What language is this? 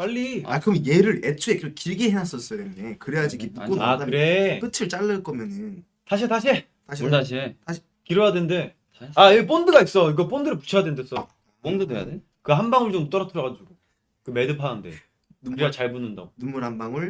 Korean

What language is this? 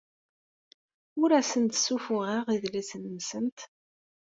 Kabyle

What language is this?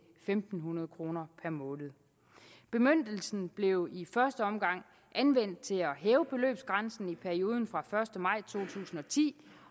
Danish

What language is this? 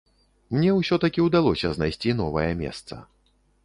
Belarusian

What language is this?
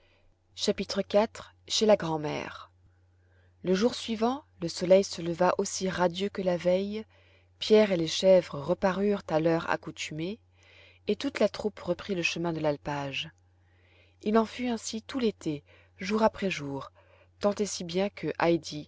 French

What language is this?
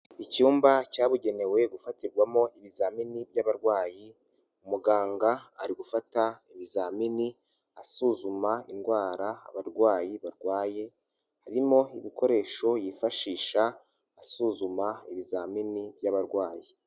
Kinyarwanda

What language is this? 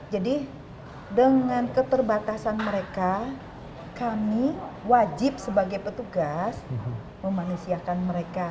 Indonesian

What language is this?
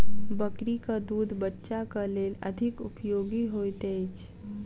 Maithili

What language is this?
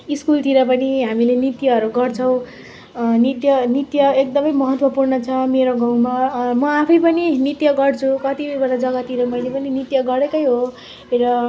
Nepali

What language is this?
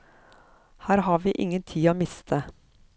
Norwegian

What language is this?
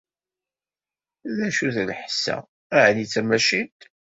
Kabyle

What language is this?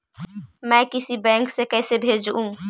Magahi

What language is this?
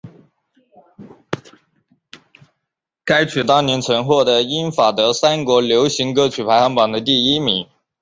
Chinese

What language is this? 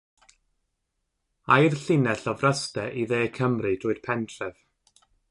Welsh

